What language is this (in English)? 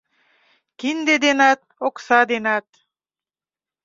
Mari